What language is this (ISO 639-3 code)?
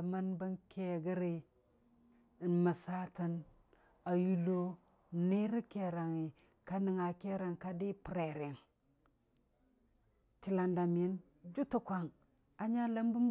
cfa